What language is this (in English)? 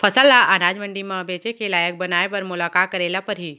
Chhattisgarhi